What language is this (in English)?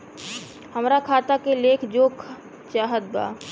Bhojpuri